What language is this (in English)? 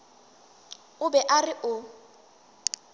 Northern Sotho